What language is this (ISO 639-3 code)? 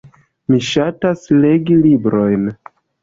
epo